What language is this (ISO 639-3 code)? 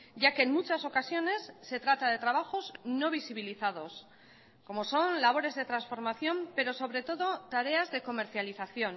spa